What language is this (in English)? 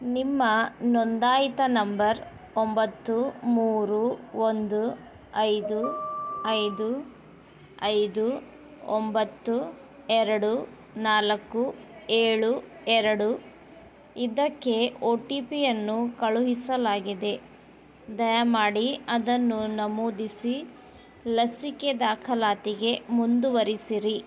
Kannada